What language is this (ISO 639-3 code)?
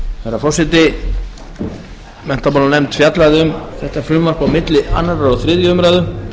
isl